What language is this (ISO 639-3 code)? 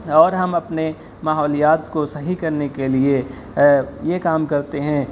urd